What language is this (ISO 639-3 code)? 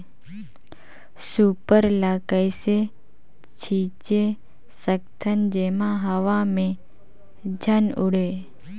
hne